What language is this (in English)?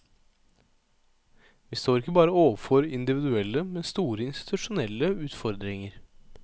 Norwegian